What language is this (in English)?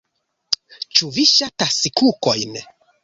Esperanto